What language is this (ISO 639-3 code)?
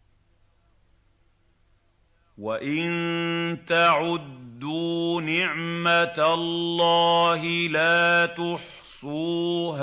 ara